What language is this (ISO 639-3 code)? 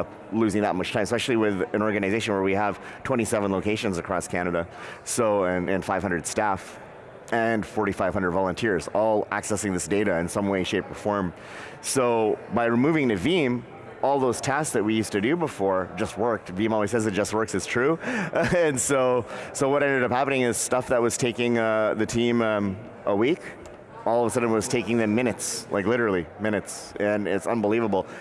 eng